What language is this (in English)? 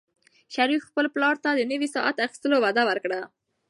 Pashto